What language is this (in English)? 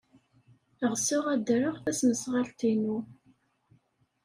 Kabyle